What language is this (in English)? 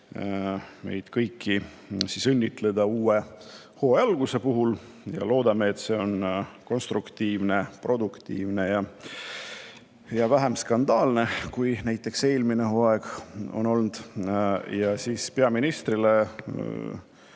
Estonian